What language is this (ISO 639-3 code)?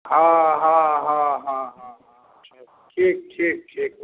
mai